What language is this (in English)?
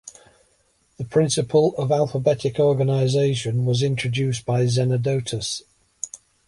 English